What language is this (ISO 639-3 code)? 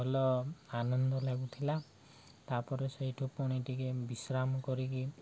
ori